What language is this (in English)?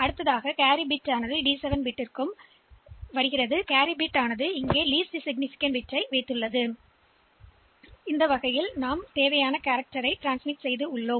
Tamil